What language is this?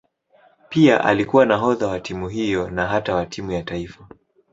Swahili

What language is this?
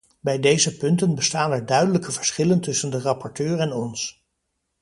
Dutch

